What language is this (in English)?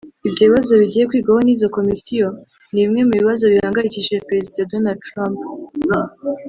Kinyarwanda